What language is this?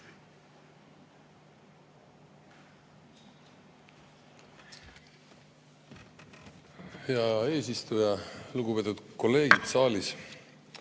Estonian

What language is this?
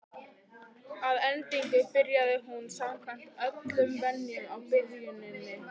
Icelandic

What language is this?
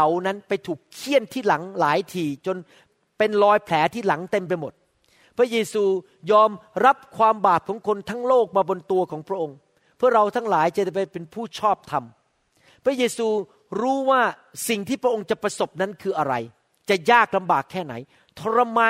Thai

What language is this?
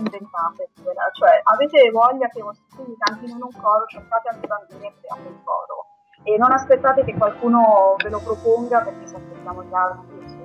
Italian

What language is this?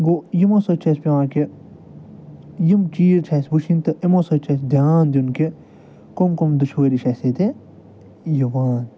Kashmiri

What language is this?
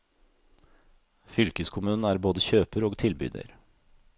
Norwegian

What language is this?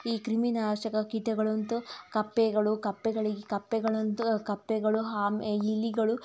Kannada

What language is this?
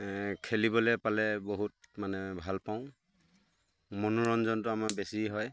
Assamese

